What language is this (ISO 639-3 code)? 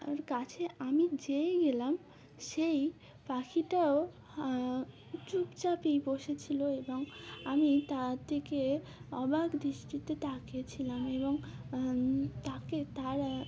ben